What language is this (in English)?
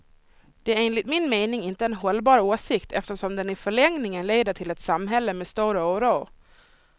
Swedish